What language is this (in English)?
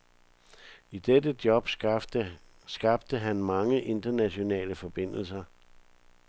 Danish